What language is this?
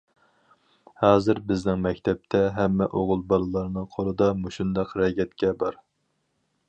Uyghur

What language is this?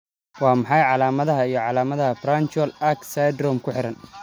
Somali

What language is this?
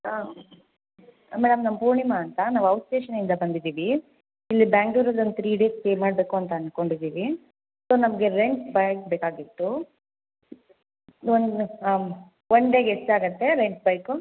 Kannada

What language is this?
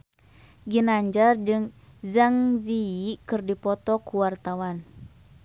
Sundanese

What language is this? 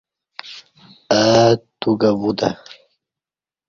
Kati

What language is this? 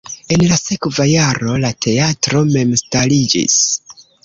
Esperanto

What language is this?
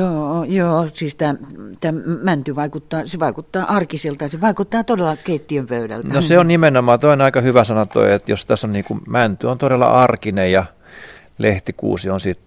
Finnish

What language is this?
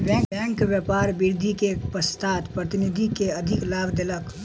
Maithili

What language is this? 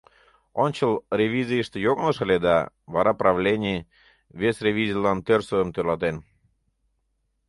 Mari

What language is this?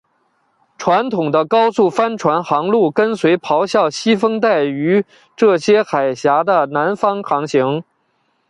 Chinese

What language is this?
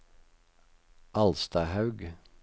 Norwegian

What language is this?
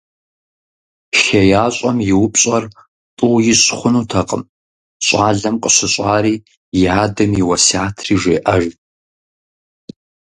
Kabardian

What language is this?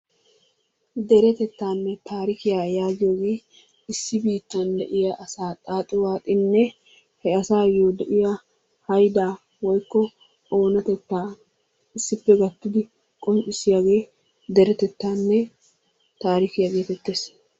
Wolaytta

